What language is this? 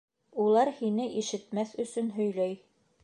Bashkir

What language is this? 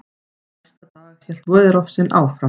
Icelandic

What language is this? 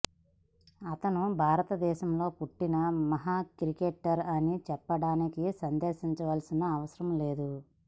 Telugu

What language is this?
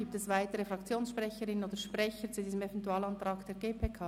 Swiss German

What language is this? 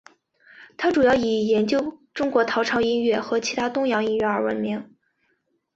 Chinese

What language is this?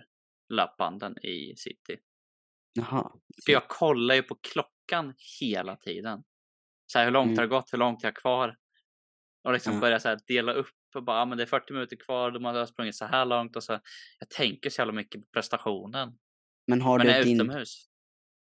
Swedish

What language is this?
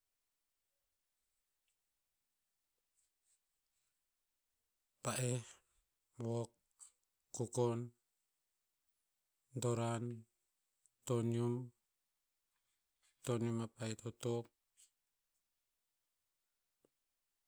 Tinputz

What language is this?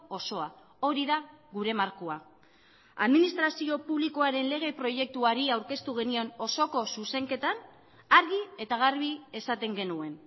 Basque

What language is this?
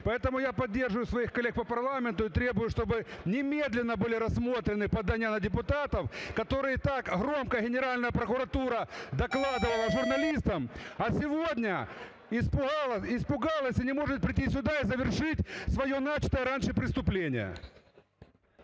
Ukrainian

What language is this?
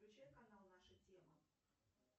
Russian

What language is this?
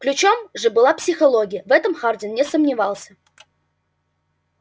Russian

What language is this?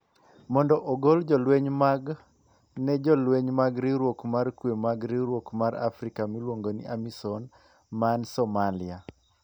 Luo (Kenya and Tanzania)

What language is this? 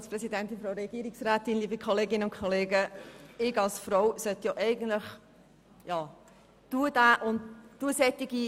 Swiss German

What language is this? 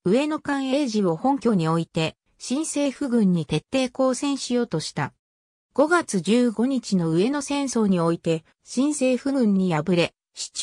Japanese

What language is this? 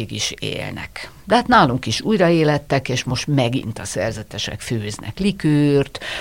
Hungarian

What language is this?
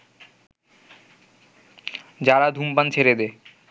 Bangla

